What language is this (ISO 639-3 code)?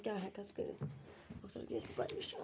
kas